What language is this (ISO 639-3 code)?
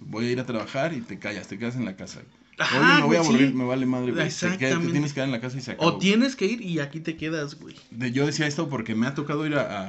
spa